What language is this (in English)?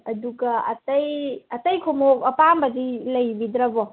Manipuri